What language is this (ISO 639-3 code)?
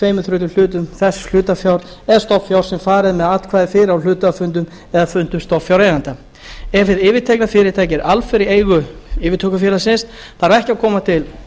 isl